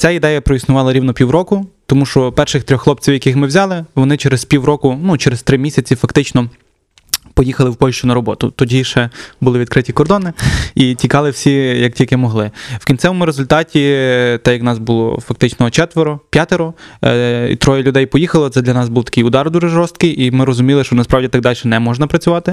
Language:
Ukrainian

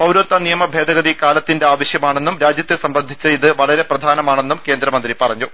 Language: Malayalam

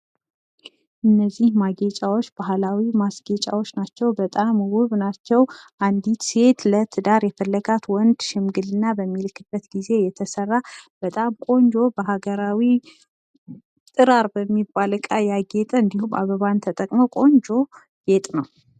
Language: Amharic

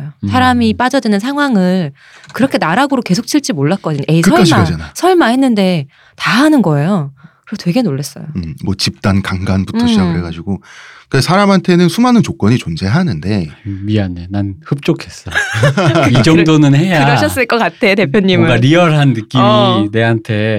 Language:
Korean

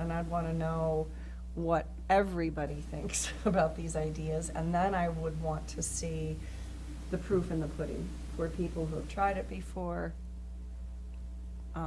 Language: English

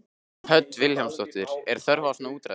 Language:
Icelandic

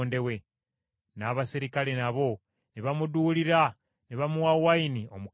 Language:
Ganda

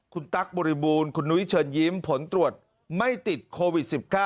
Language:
Thai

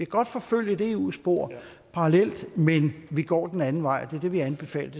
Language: Danish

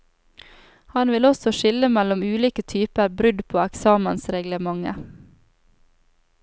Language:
Norwegian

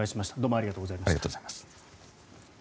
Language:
Japanese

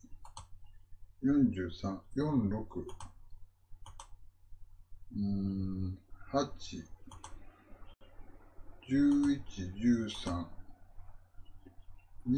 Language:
Japanese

